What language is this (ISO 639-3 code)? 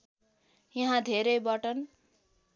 nep